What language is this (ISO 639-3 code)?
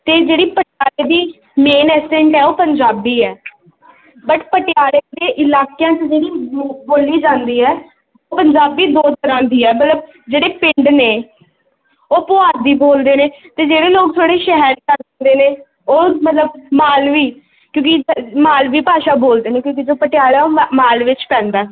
pan